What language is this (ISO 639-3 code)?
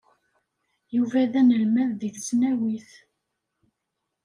kab